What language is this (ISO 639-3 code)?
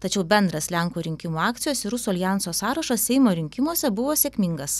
lit